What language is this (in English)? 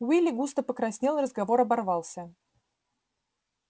Russian